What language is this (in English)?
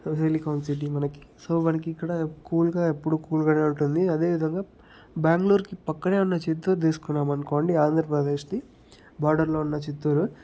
Telugu